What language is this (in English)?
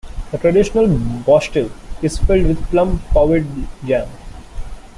English